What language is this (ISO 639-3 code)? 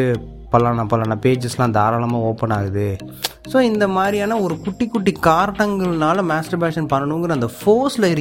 tam